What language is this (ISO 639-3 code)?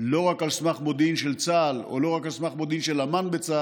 heb